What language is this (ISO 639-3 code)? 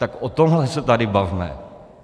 ces